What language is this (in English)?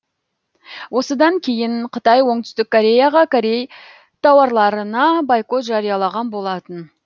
Kazakh